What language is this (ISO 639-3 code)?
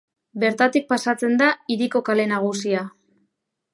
eus